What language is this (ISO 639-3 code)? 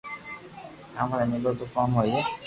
lrk